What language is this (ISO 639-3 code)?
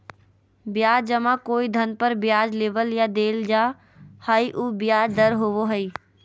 mag